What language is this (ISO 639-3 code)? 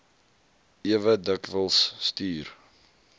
afr